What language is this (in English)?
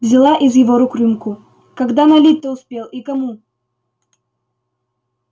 Russian